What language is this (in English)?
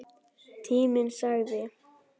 Icelandic